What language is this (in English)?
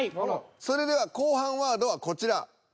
Japanese